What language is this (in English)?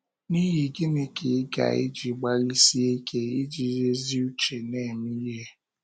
Igbo